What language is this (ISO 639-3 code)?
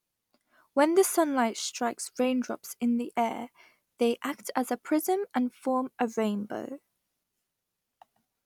eng